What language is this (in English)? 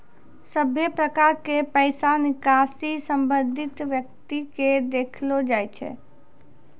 Maithili